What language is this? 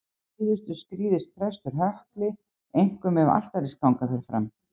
Icelandic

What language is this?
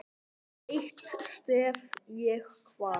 Icelandic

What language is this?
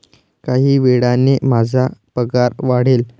Marathi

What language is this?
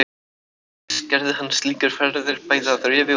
Icelandic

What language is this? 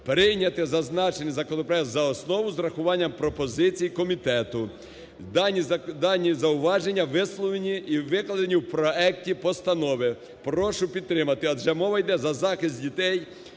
Ukrainian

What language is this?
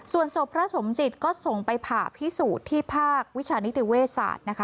Thai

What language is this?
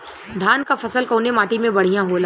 Bhojpuri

